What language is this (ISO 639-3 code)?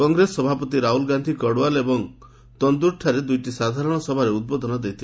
ori